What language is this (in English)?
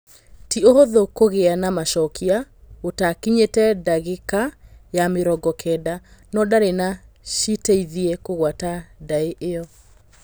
Kikuyu